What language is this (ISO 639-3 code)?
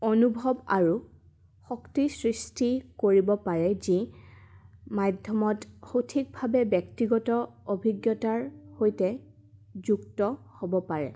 asm